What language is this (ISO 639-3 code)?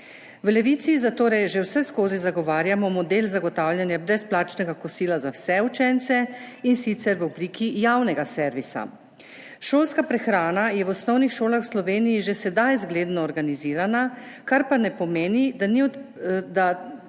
slv